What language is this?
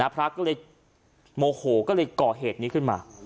Thai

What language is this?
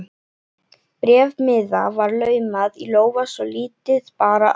Icelandic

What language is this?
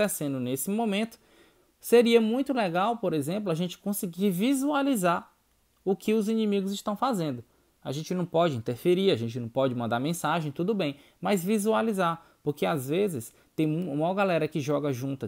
Portuguese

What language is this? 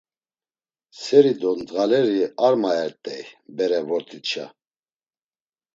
Laz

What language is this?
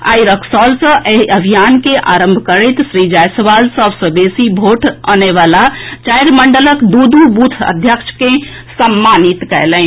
Maithili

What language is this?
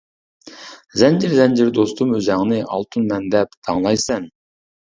Uyghur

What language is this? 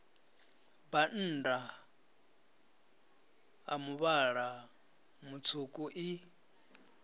Venda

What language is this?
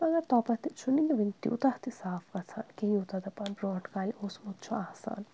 Kashmiri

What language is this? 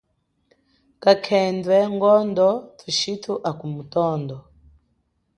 Chokwe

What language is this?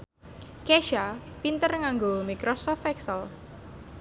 Javanese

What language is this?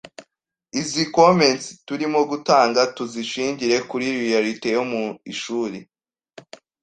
Kinyarwanda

